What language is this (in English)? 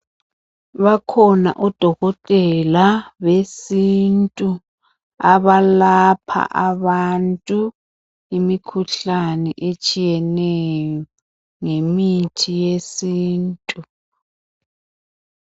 North Ndebele